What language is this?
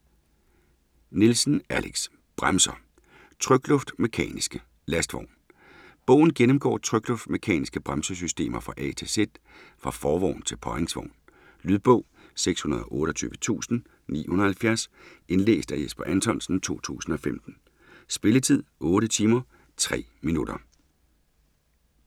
Danish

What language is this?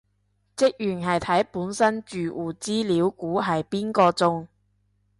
Cantonese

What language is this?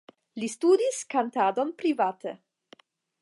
Esperanto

